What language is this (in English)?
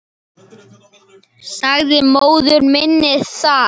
Icelandic